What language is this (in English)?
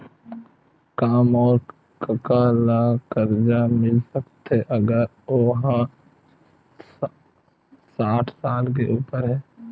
Chhattisgarhi